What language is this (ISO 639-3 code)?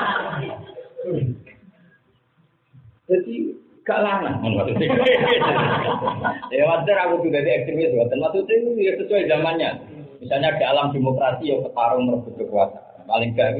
ind